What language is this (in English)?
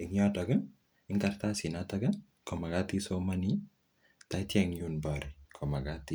Kalenjin